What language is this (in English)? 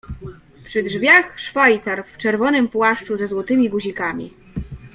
Polish